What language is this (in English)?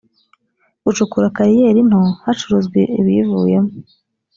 Kinyarwanda